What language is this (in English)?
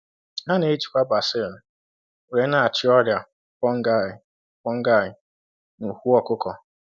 Igbo